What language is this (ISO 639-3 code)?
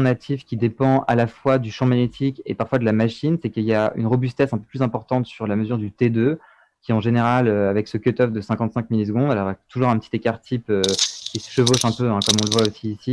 fra